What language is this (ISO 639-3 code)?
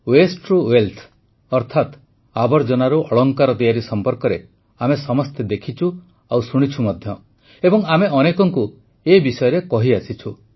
ori